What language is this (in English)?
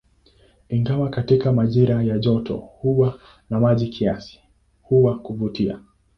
Swahili